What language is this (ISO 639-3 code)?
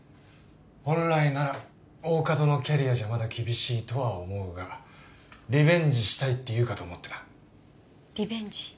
jpn